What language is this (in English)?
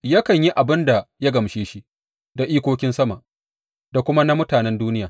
Hausa